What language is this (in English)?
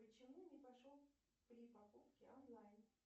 Russian